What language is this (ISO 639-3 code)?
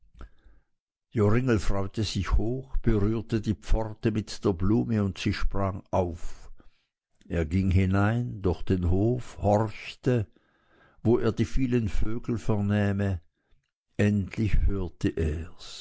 deu